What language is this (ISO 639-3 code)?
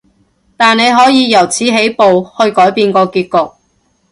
yue